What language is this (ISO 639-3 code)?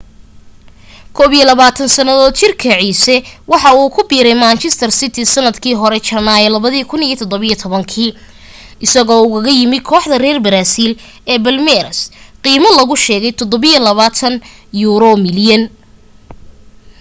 som